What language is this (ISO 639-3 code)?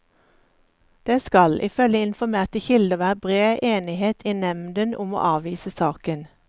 nor